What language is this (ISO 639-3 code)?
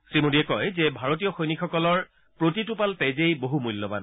asm